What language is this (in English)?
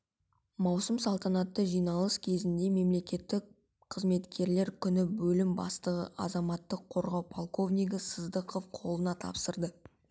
Kazakh